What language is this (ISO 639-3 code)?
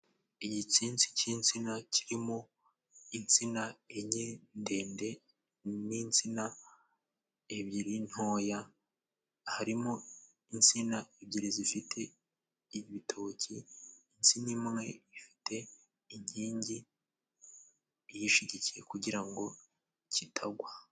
kin